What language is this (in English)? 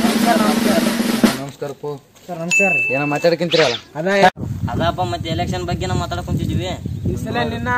Indonesian